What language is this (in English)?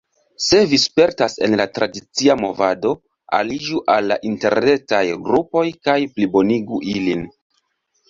Esperanto